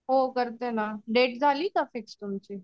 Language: Marathi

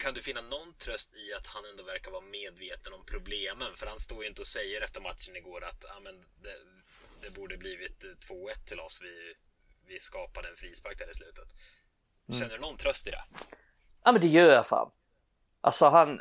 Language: Swedish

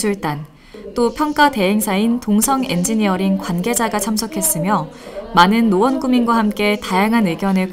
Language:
Korean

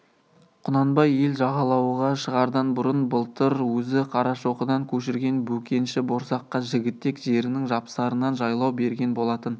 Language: Kazakh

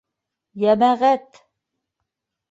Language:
Bashkir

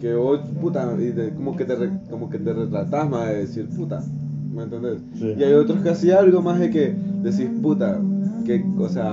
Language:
Spanish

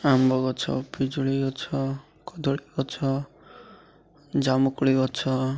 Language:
Odia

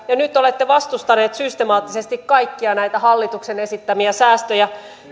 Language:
Finnish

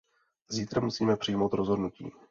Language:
Czech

